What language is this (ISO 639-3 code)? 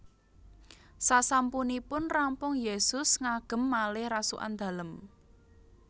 jav